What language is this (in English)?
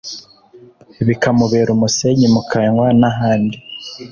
Kinyarwanda